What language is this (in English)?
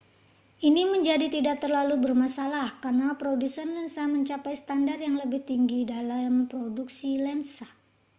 Indonesian